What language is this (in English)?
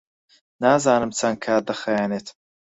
Central Kurdish